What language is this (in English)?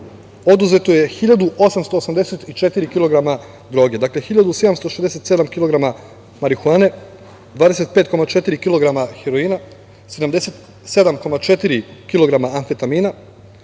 Serbian